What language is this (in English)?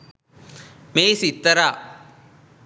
Sinhala